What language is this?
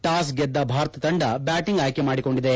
Kannada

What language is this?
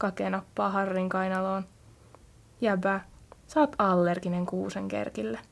Finnish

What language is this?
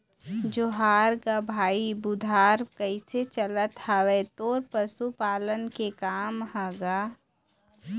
Chhattisgarhi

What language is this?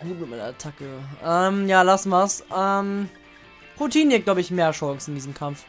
German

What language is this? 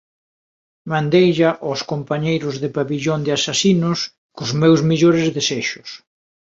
Galician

